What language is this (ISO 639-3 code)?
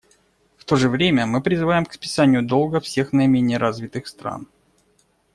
rus